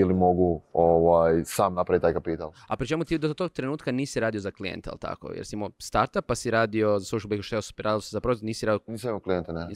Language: Croatian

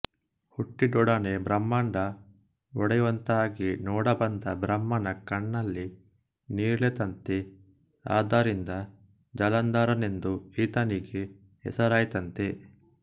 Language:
Kannada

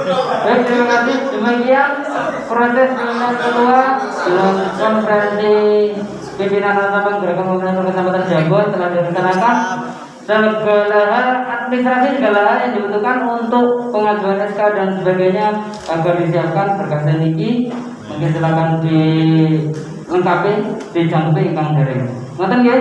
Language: Indonesian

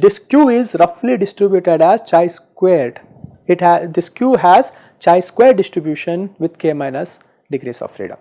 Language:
English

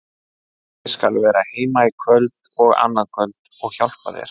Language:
Icelandic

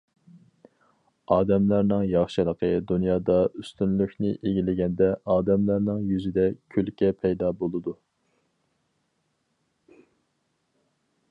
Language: Uyghur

